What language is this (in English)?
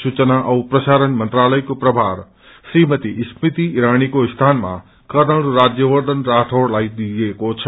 Nepali